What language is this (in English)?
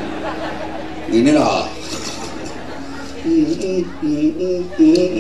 Indonesian